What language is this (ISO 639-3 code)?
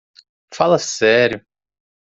por